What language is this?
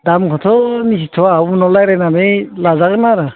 Bodo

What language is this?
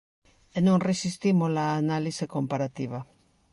Galician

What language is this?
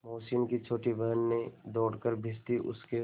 Hindi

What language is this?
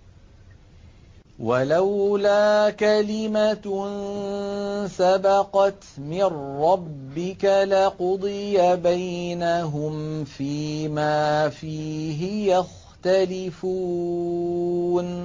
Arabic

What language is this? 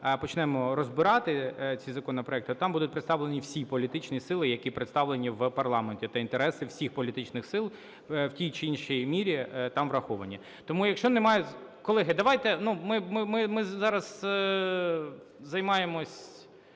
Ukrainian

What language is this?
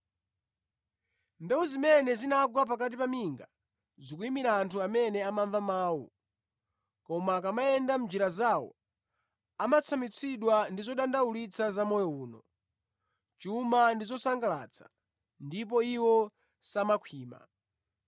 Nyanja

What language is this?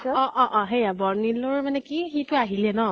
Assamese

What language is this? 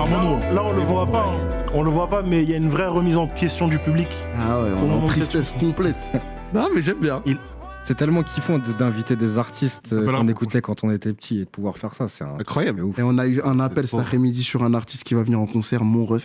French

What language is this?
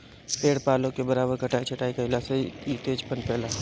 Bhojpuri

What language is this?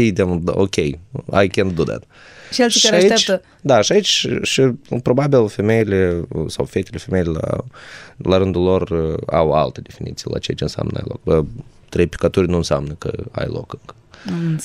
Romanian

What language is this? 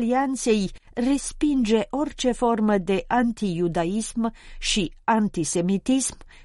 Romanian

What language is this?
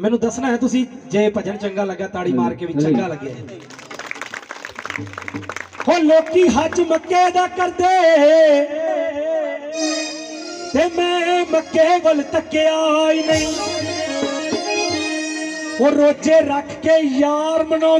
Arabic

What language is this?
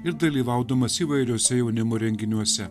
Lithuanian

